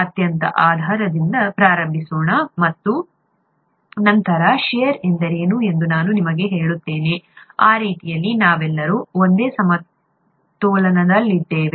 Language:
Kannada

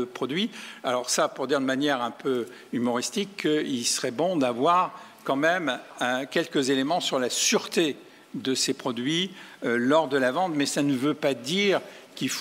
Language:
French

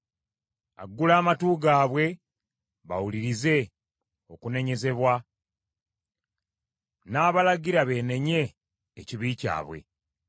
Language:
Ganda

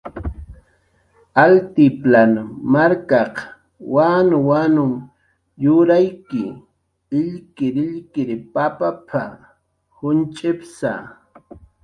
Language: Jaqaru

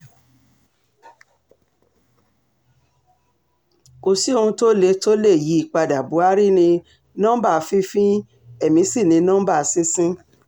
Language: Yoruba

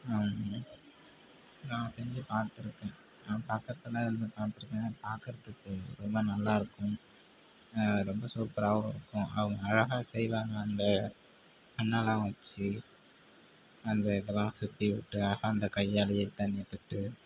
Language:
Tamil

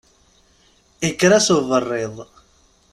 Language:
Kabyle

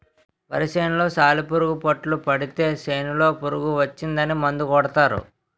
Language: Telugu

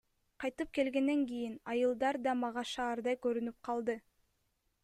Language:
Kyrgyz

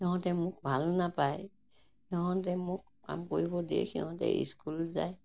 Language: Assamese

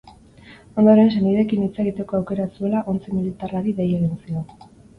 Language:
Basque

